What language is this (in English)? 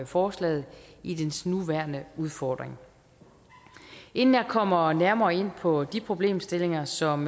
Danish